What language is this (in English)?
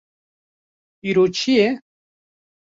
Kurdish